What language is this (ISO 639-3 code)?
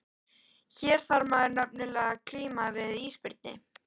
isl